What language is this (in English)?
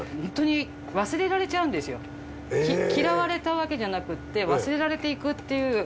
Japanese